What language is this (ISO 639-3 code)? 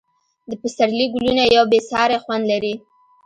pus